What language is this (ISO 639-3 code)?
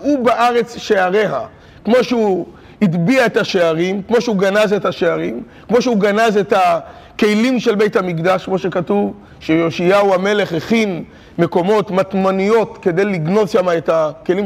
heb